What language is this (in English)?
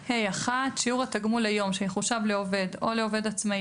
Hebrew